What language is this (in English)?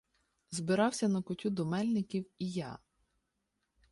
Ukrainian